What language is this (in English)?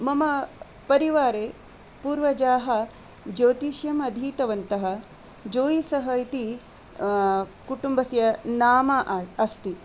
Sanskrit